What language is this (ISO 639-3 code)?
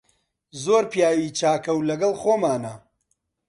ckb